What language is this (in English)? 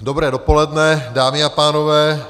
Czech